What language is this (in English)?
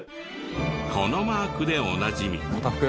Japanese